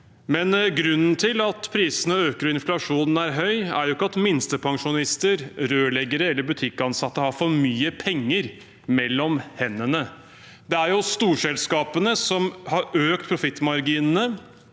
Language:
Norwegian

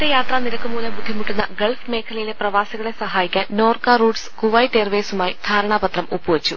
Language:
Malayalam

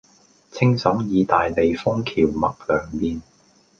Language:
Cantonese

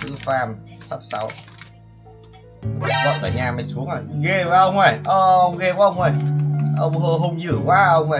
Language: Vietnamese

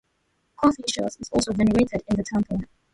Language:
English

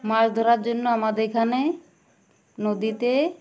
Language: Bangla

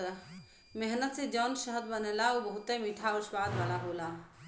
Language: Bhojpuri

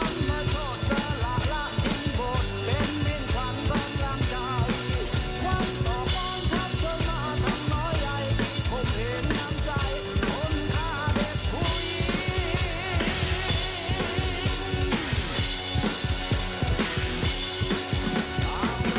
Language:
Thai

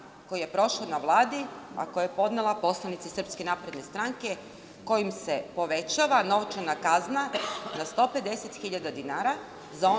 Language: Serbian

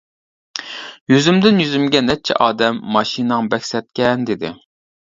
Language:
Uyghur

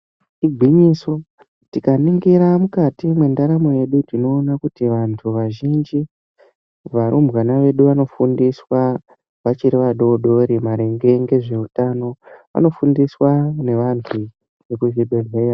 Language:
Ndau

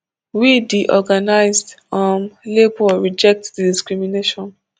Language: Nigerian Pidgin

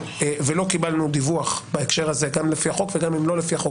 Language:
Hebrew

